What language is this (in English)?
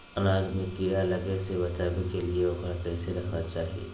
Magahi